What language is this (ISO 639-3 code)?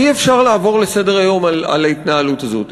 heb